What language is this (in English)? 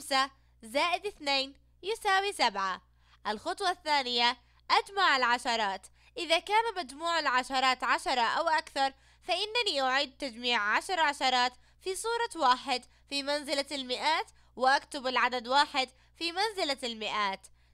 Arabic